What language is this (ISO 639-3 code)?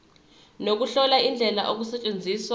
zul